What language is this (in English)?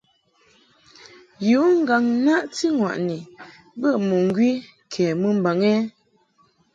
Mungaka